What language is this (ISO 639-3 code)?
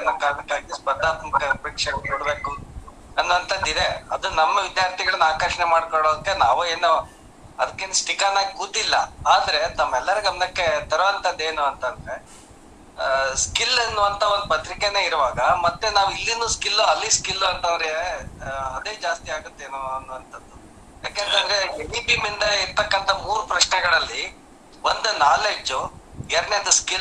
kan